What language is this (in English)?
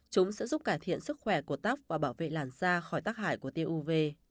Vietnamese